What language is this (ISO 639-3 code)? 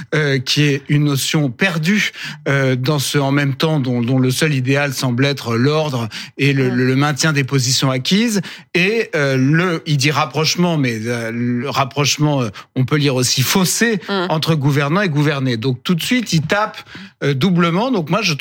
fra